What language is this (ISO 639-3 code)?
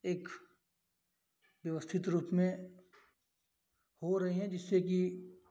hin